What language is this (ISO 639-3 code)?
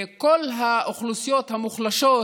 heb